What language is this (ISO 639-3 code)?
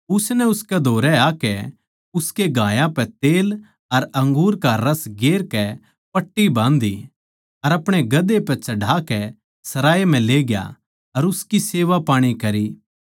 bgc